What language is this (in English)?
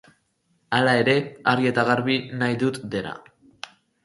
Basque